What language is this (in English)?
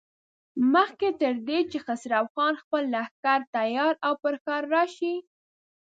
Pashto